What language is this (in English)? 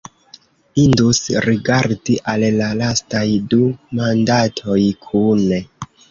Esperanto